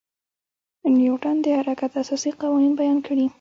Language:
Pashto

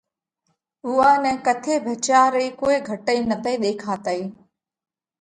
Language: Parkari Koli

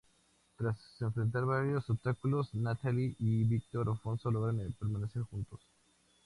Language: Spanish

